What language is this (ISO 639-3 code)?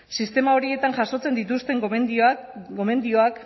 eus